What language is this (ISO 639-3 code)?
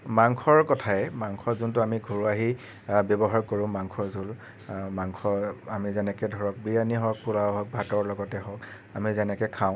asm